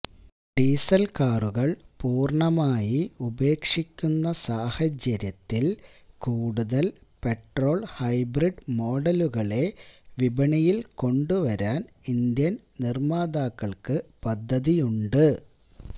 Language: Malayalam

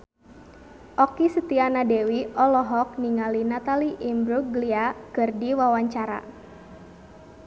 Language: Sundanese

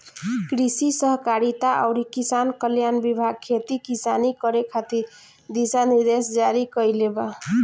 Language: Bhojpuri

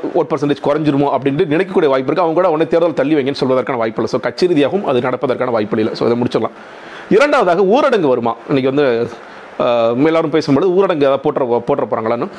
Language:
Tamil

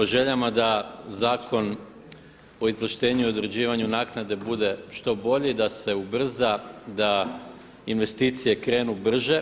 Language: Croatian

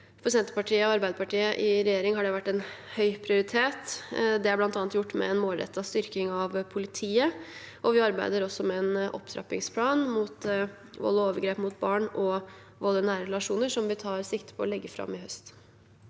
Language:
Norwegian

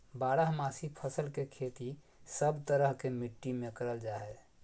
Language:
Magahi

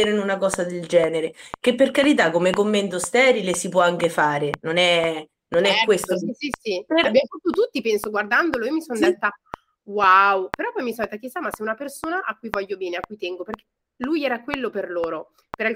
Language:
Italian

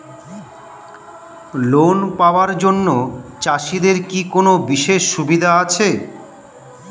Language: Bangla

